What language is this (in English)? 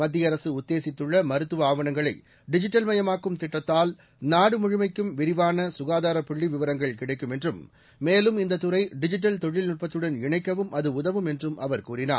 Tamil